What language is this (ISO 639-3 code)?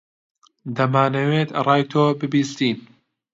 ckb